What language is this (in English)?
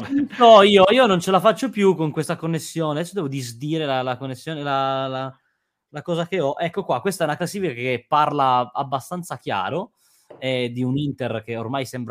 Italian